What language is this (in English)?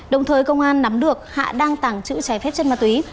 Vietnamese